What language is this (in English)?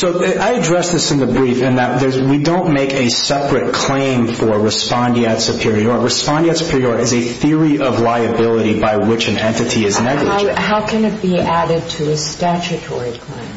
English